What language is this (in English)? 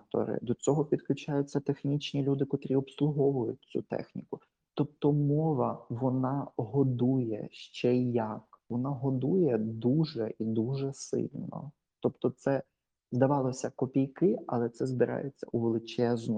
Ukrainian